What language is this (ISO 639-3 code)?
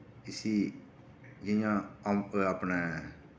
doi